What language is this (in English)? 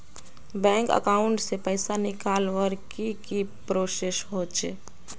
Magahi